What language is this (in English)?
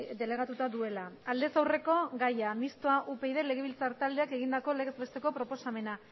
Basque